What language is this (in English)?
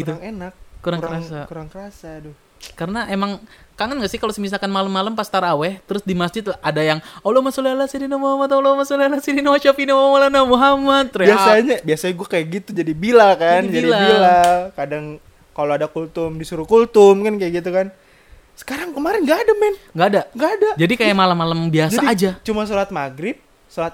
Indonesian